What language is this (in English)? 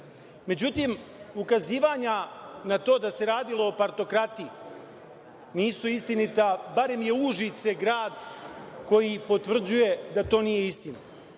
Serbian